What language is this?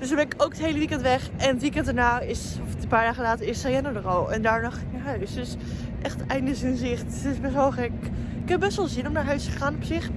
Dutch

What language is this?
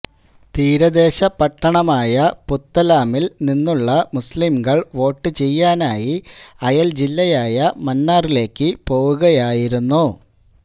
Malayalam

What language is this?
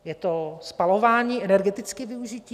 Czech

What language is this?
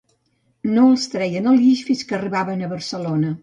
Catalan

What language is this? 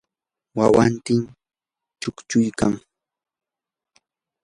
Yanahuanca Pasco Quechua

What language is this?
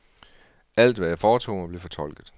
Danish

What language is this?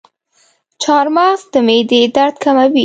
Pashto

